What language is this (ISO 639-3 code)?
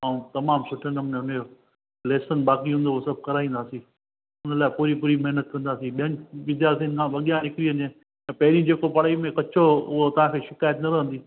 snd